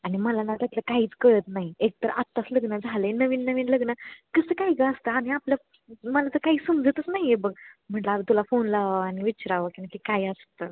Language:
Marathi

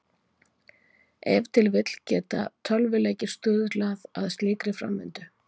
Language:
Icelandic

